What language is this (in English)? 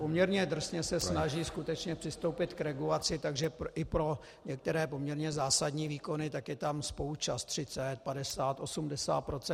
Czech